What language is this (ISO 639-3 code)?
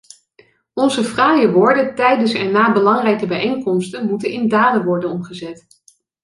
nld